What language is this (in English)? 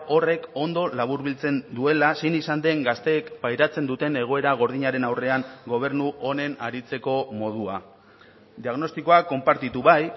Basque